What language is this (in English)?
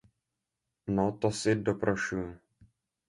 Czech